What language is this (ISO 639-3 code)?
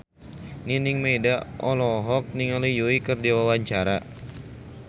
sun